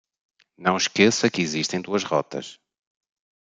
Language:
Portuguese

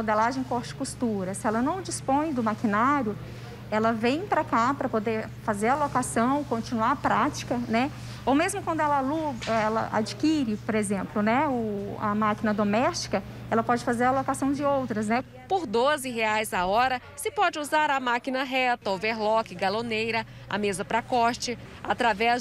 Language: Portuguese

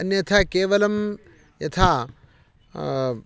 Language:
Sanskrit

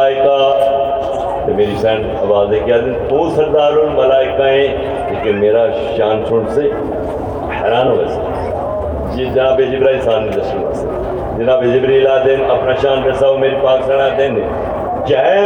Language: Urdu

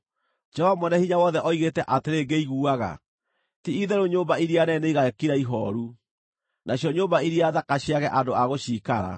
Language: Kikuyu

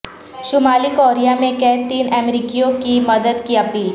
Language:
Urdu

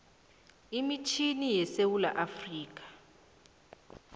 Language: South Ndebele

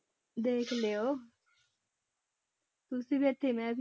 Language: Punjabi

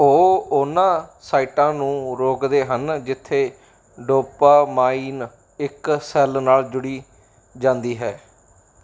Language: Punjabi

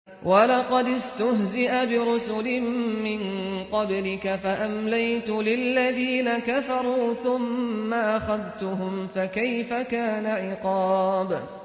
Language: Arabic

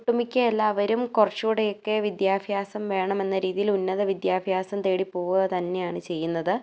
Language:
Malayalam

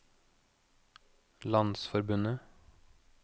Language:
Norwegian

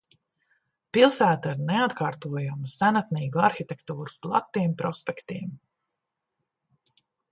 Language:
Latvian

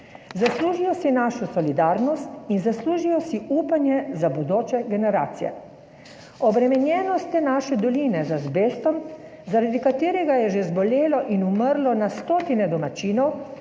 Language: Slovenian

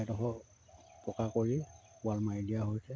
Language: Assamese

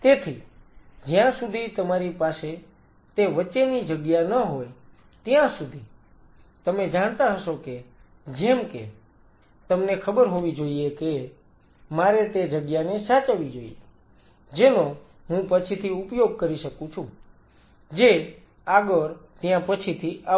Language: Gujarati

